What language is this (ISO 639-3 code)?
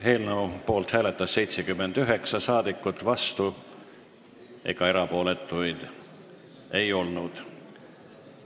est